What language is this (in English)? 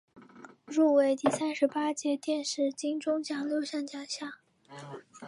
Chinese